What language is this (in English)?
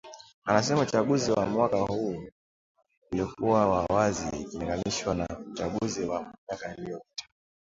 Swahili